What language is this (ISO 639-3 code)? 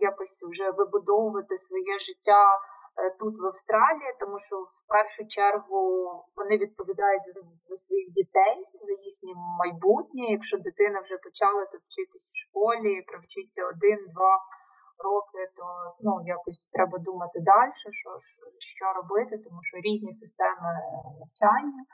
ukr